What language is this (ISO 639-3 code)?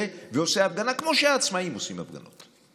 heb